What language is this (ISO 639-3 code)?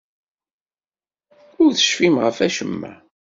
kab